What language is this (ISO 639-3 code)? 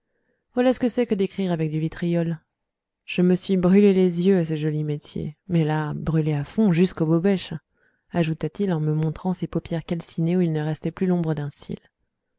fra